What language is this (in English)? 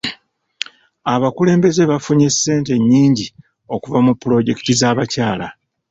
Ganda